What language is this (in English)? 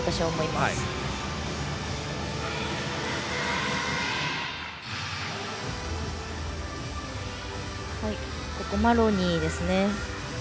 Japanese